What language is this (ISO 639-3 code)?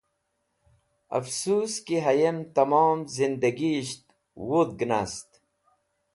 wbl